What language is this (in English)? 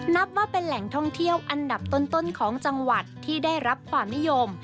Thai